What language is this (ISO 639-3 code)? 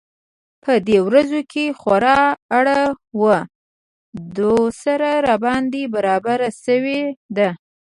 pus